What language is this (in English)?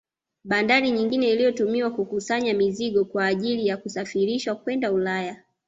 Swahili